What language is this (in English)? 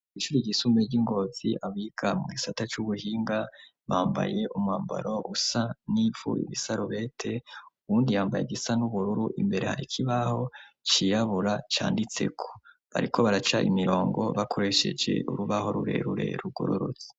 Rundi